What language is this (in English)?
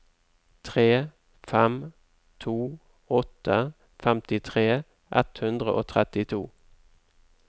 Norwegian